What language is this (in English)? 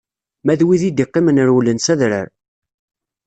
Kabyle